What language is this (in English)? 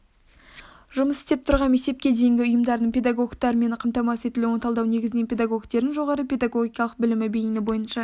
Kazakh